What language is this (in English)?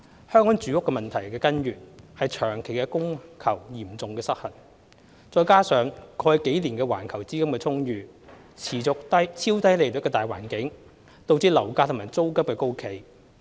Cantonese